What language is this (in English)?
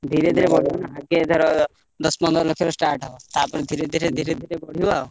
Odia